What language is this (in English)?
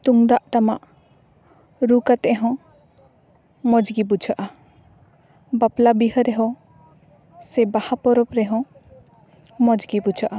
Santali